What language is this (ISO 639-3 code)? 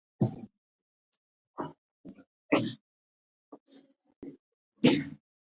kat